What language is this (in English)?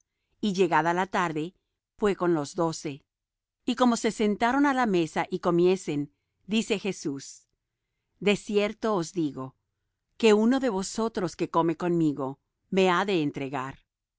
Spanish